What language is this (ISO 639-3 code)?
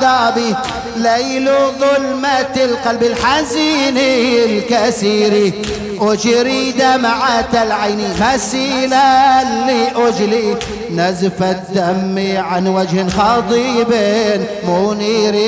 ara